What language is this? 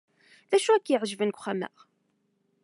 Kabyle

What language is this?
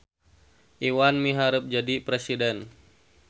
Sundanese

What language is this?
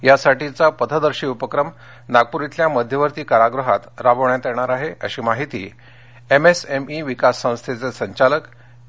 Marathi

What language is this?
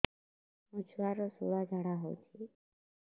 Odia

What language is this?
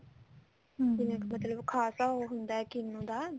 Punjabi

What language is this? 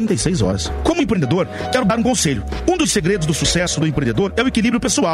Portuguese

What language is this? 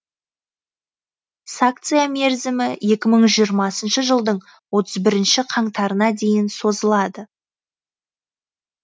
Kazakh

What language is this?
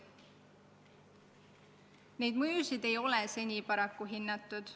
Estonian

